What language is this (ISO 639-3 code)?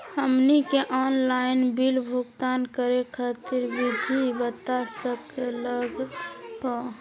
mag